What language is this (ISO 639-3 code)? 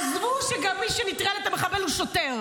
heb